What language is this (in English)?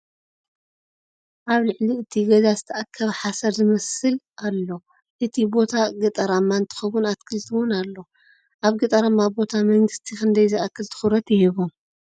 Tigrinya